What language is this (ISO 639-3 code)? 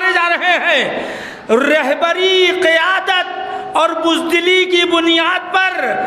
hin